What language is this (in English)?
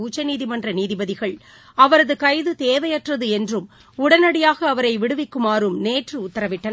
Tamil